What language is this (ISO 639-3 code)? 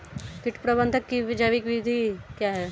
hin